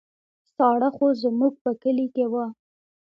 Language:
Pashto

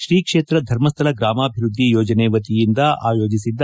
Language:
Kannada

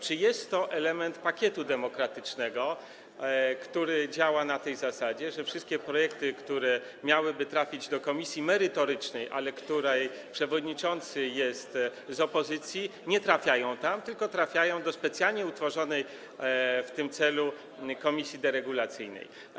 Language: Polish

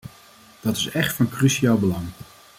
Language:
Dutch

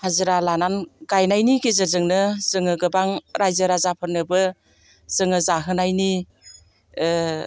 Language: Bodo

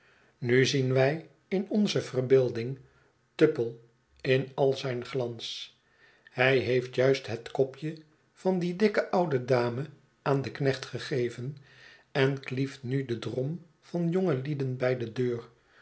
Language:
Dutch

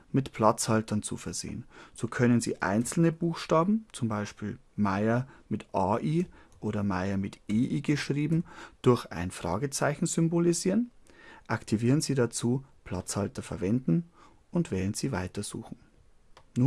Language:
German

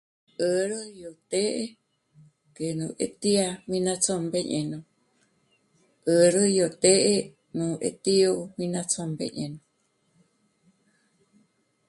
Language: Michoacán Mazahua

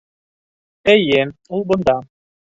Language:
Bashkir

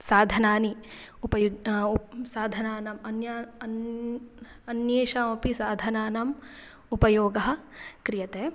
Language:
Sanskrit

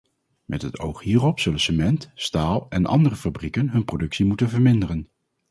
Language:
Dutch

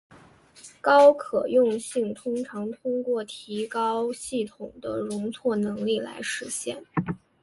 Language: Chinese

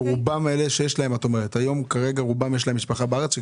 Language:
Hebrew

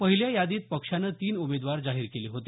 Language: Marathi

